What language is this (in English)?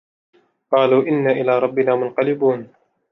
Arabic